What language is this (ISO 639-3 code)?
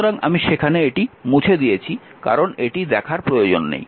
ben